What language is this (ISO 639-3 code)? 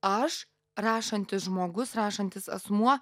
lit